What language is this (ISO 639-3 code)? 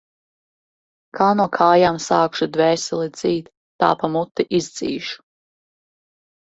lav